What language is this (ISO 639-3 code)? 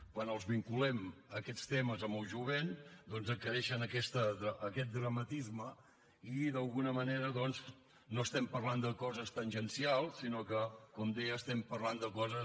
cat